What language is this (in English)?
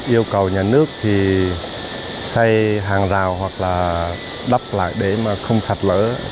Vietnamese